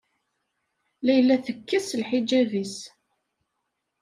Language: Kabyle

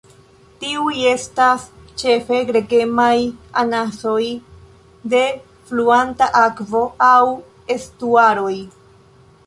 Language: Esperanto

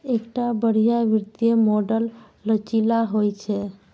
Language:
Maithili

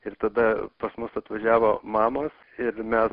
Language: Lithuanian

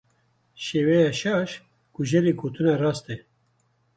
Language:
Kurdish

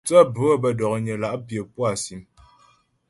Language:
Ghomala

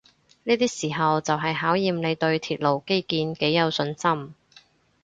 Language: Cantonese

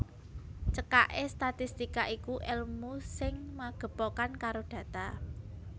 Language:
Javanese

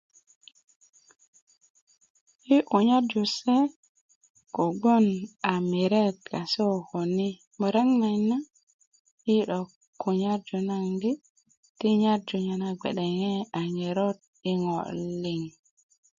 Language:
Kuku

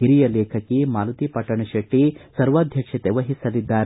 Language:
Kannada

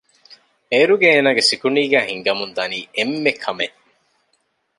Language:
Divehi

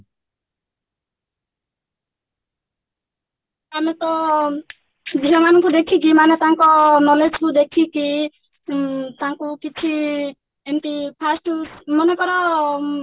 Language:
Odia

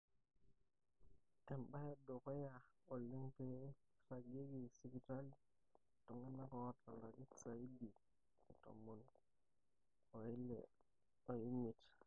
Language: Masai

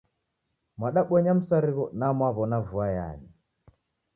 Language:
Taita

